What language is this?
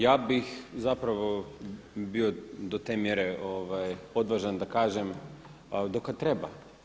Croatian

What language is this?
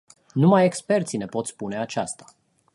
Romanian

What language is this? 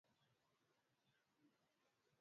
Swahili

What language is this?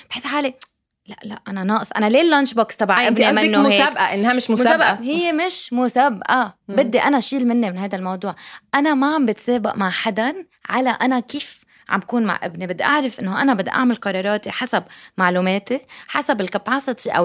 Arabic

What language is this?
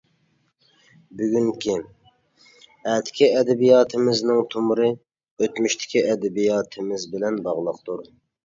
Uyghur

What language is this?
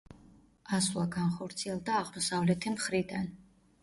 Georgian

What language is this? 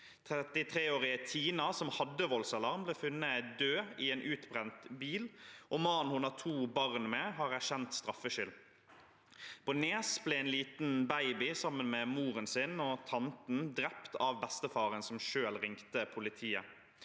Norwegian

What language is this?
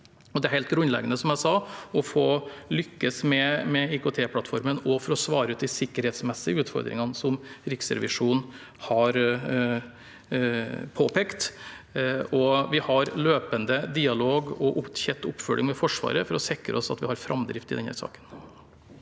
Norwegian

